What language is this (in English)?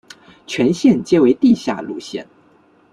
Chinese